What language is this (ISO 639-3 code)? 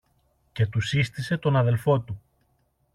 ell